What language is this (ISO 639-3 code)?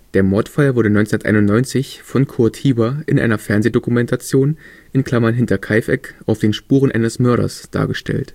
deu